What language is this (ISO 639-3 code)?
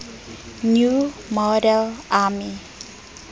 sot